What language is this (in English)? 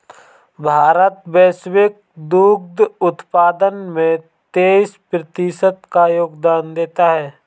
Hindi